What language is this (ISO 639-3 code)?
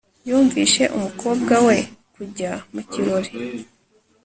kin